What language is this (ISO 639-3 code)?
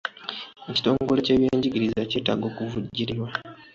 lug